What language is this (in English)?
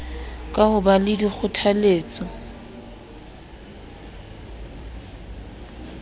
Southern Sotho